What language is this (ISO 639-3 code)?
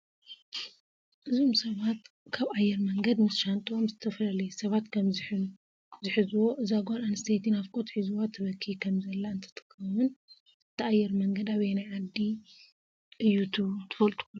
tir